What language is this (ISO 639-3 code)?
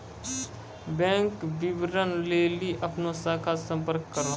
mai